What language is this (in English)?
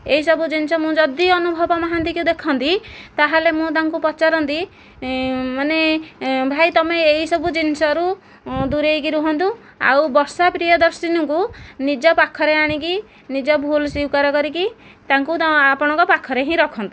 Odia